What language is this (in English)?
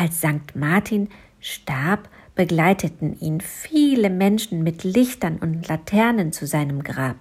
German